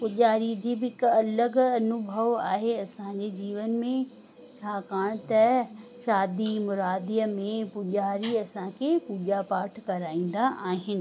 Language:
Sindhi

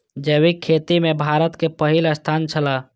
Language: Maithili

